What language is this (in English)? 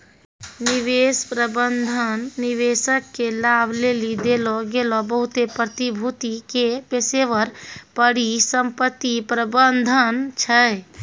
Maithili